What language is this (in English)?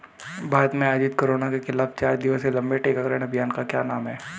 Hindi